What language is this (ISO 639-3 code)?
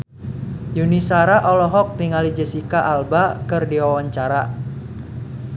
sun